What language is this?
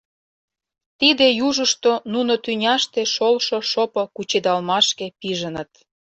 Mari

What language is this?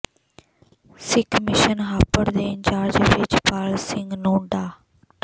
Punjabi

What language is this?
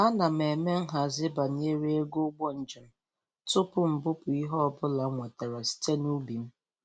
Igbo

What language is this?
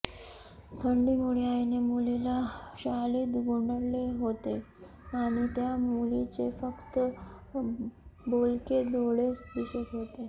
Marathi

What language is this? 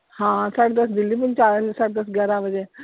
Punjabi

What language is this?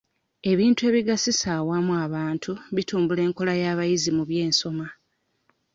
Ganda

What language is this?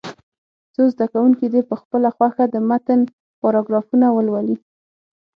Pashto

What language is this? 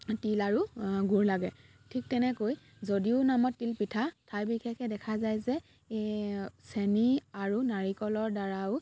Assamese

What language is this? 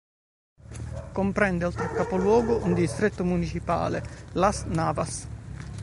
Italian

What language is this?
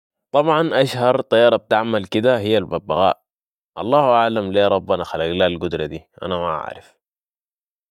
Sudanese Arabic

